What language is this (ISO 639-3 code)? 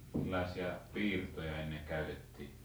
fin